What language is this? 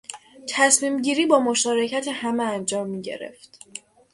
Persian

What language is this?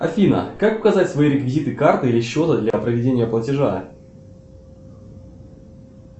Russian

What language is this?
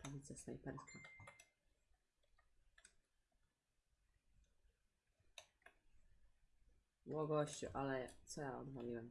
Polish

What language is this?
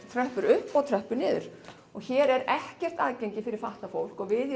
Icelandic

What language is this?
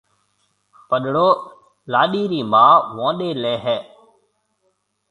Marwari (Pakistan)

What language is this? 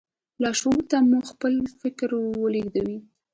Pashto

